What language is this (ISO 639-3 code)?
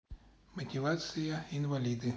rus